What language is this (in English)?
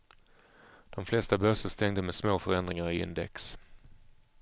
Swedish